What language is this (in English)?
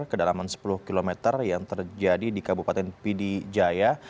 Indonesian